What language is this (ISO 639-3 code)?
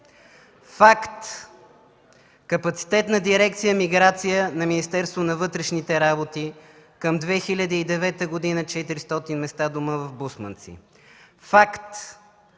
bul